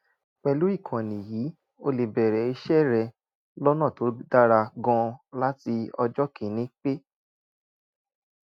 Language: Yoruba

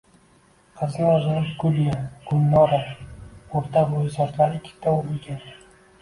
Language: Uzbek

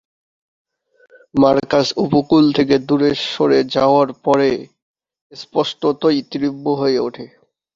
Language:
Bangla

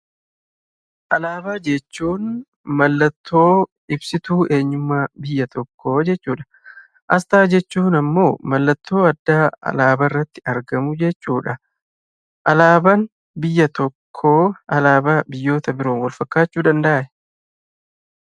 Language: Oromo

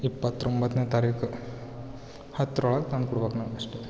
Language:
Kannada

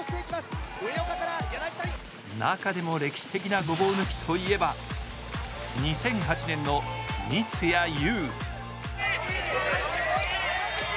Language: Japanese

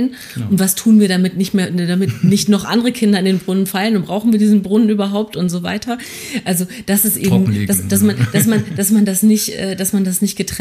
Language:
German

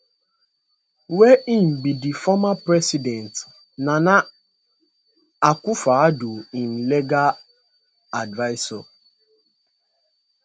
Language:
Nigerian Pidgin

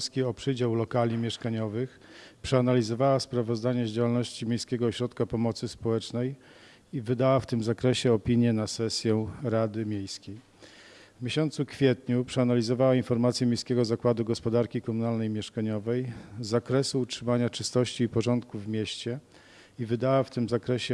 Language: Polish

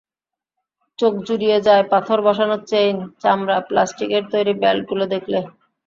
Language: Bangla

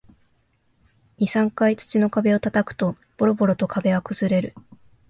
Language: Japanese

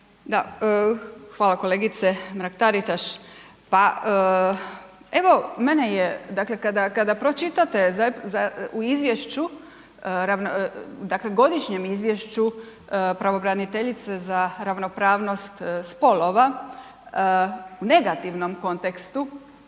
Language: Croatian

